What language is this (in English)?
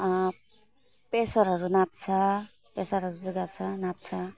Nepali